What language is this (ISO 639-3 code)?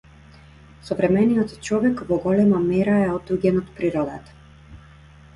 mkd